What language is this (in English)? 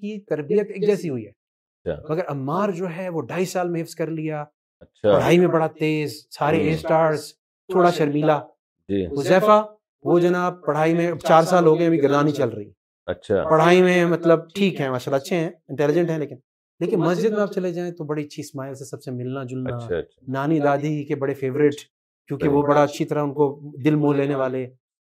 Urdu